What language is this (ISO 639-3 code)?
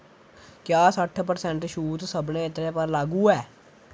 doi